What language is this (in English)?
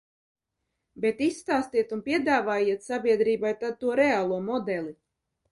Latvian